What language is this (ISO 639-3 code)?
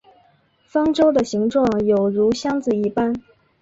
zho